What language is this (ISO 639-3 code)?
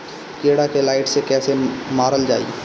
bho